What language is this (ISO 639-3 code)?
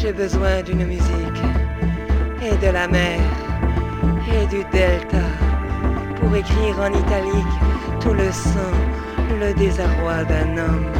fra